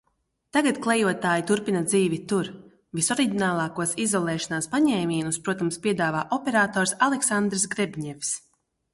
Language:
Latvian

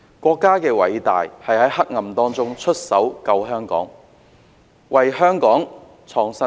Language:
Cantonese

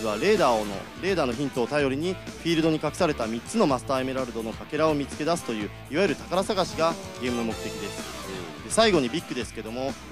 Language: Japanese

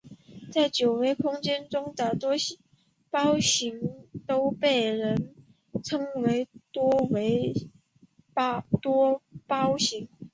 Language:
Chinese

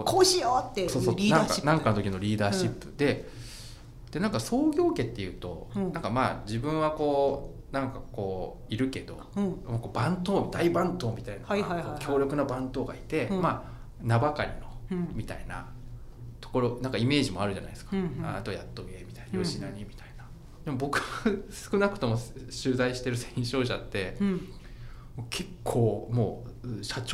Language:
Japanese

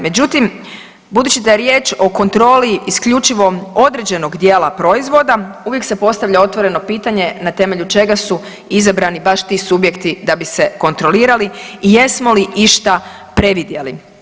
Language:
Croatian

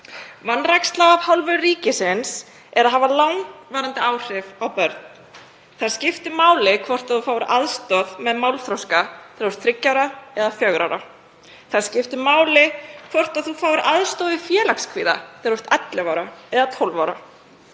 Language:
Icelandic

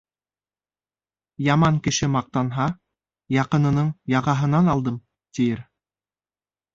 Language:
Bashkir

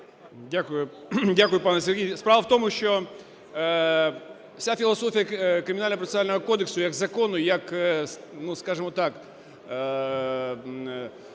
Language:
Ukrainian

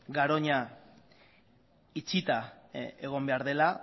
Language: Basque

